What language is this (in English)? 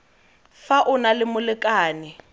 Tswana